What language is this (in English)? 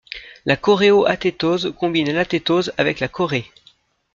French